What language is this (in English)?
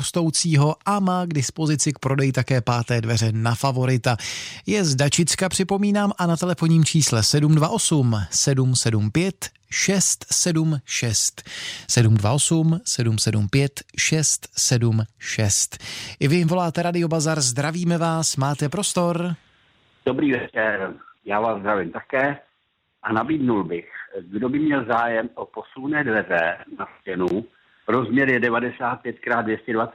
Czech